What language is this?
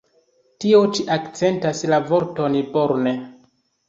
Esperanto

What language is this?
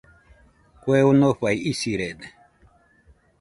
Nüpode Huitoto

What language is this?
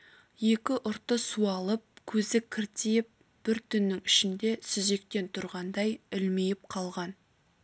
Kazakh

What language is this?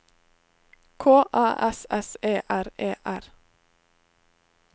Norwegian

